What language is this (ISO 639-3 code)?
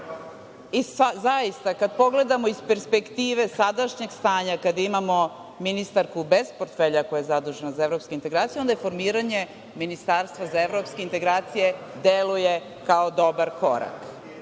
srp